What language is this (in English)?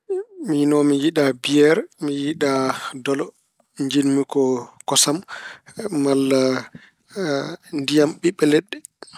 Fula